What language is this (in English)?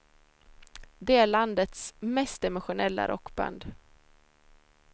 Swedish